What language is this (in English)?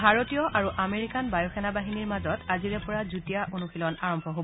Assamese